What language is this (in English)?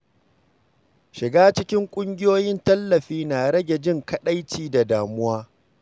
Hausa